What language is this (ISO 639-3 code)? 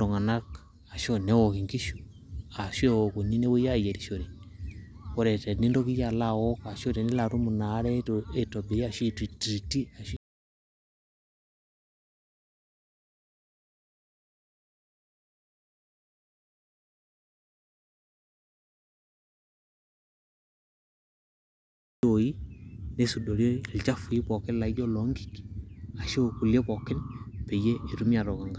mas